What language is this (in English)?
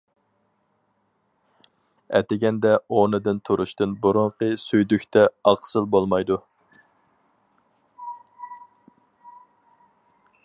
Uyghur